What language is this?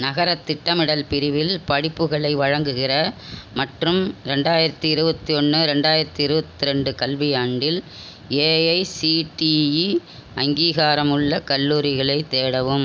Tamil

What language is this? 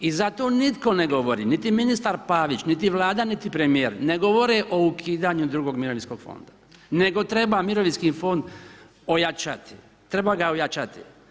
Croatian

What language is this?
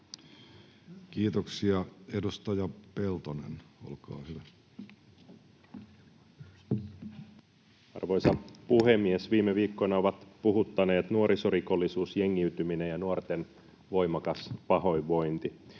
Finnish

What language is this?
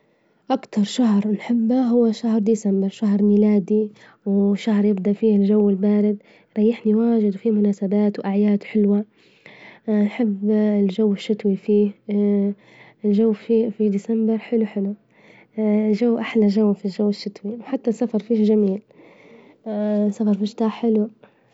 Libyan Arabic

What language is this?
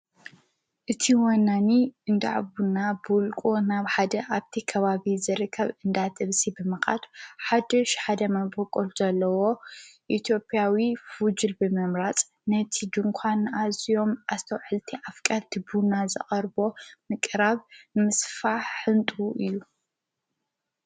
Tigrinya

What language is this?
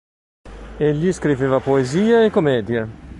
Italian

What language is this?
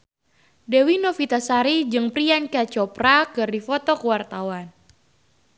Sundanese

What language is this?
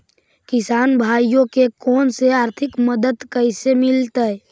Magahi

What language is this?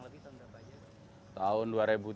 Indonesian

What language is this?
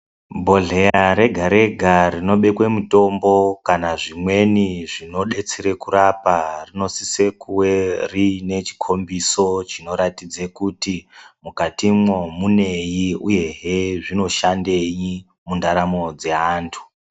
Ndau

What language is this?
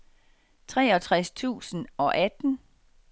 Danish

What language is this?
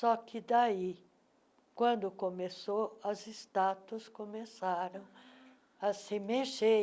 Portuguese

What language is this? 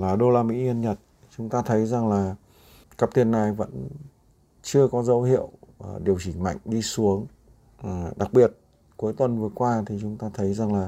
Vietnamese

